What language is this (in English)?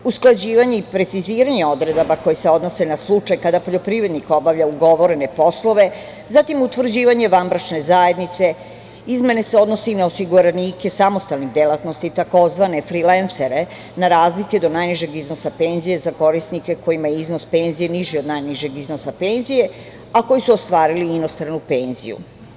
Serbian